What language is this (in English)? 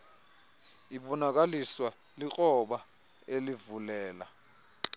Xhosa